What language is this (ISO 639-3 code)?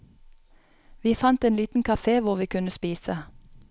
nor